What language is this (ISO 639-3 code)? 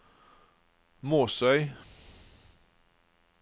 nor